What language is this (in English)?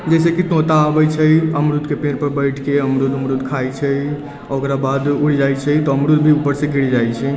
Maithili